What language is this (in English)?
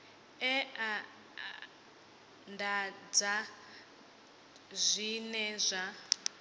Venda